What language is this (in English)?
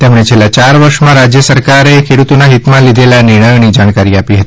Gujarati